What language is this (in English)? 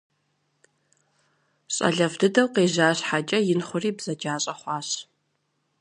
Kabardian